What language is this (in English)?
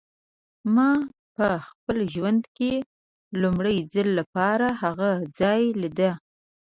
Pashto